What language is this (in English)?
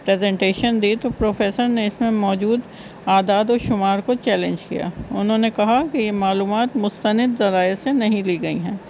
Urdu